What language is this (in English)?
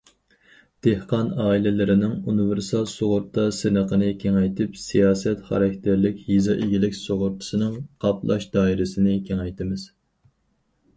Uyghur